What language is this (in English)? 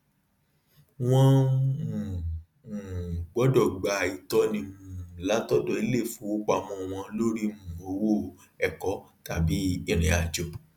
Yoruba